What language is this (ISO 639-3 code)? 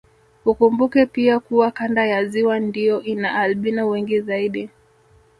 swa